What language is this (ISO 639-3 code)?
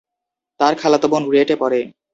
ben